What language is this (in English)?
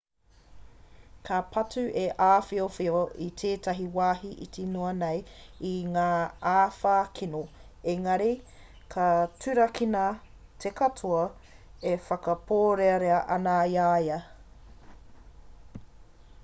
Māori